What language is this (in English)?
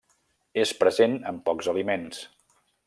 Catalan